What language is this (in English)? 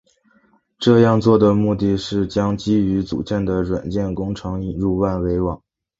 Chinese